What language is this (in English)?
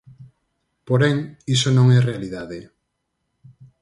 Galician